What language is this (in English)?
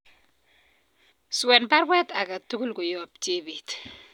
Kalenjin